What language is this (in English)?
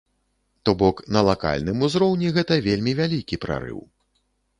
Belarusian